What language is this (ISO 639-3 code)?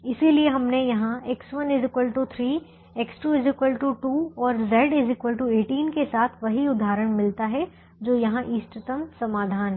hin